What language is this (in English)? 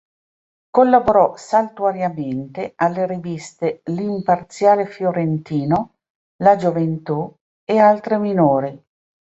Italian